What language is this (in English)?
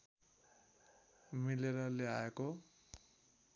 Nepali